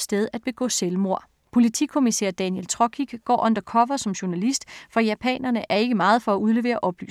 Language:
Danish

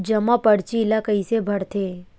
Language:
Chhattisgarhi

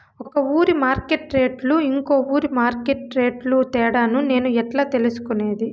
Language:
Telugu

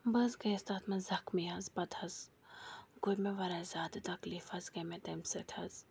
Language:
Kashmiri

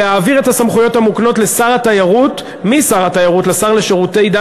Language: Hebrew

